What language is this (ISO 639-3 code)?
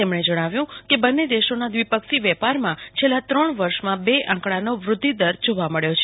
guj